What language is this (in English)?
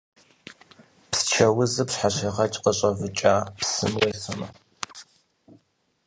Kabardian